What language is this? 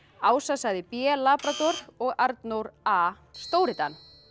Icelandic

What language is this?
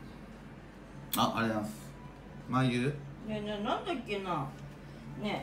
Japanese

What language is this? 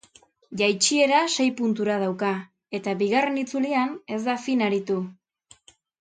Basque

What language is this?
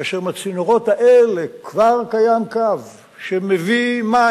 Hebrew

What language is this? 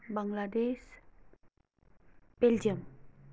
Nepali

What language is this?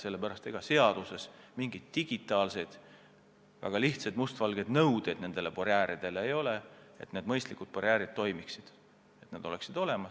Estonian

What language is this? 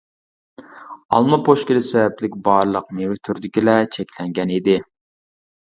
Uyghur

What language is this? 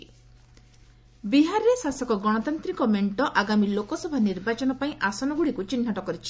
Odia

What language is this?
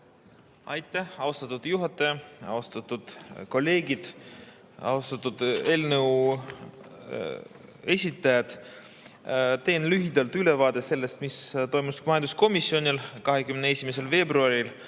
Estonian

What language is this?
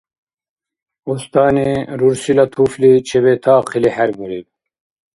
Dargwa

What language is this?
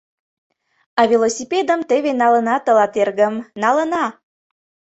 Mari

